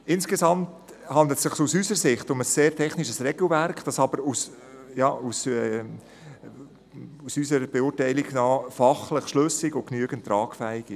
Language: Swiss German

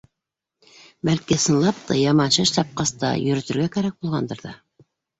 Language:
Bashkir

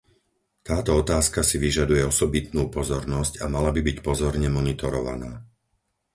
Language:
Slovak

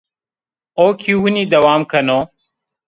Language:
Zaza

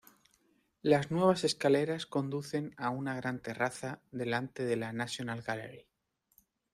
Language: Spanish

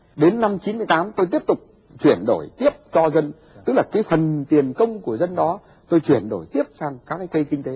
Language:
Vietnamese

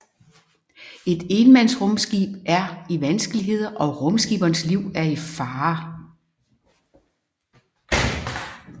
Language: Danish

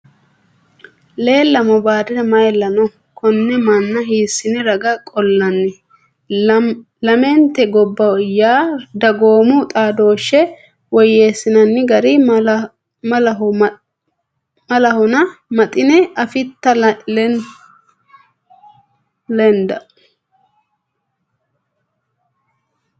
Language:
Sidamo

